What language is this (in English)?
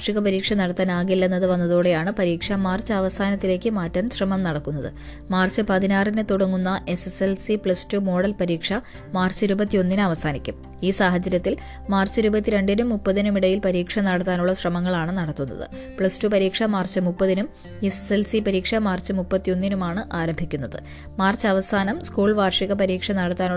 Malayalam